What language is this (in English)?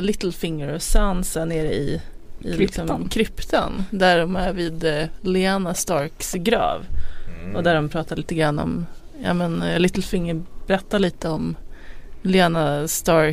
Swedish